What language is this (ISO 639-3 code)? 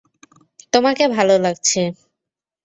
ben